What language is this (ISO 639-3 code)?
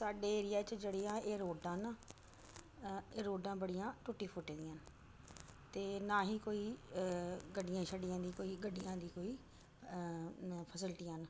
doi